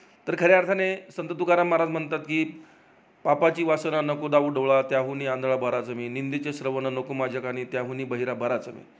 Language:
Marathi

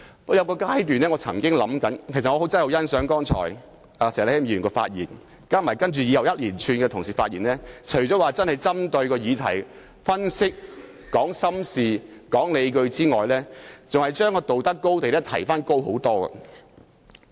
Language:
Cantonese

